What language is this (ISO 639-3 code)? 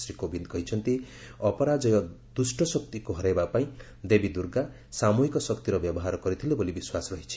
ori